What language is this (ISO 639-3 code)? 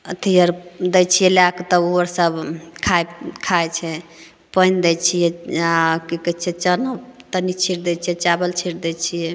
mai